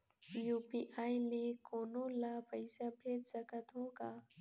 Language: Chhattisgarhi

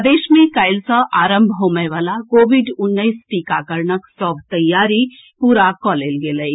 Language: Maithili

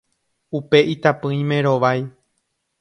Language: Guarani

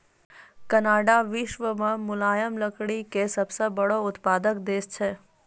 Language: Maithili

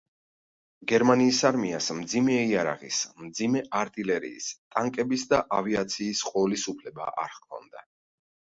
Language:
Georgian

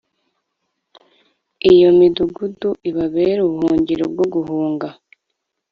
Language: Kinyarwanda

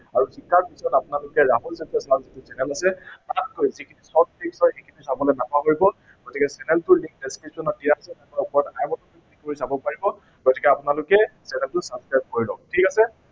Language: Assamese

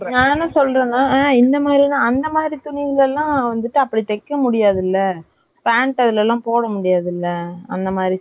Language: Tamil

